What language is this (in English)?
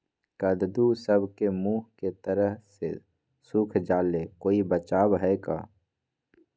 Magahi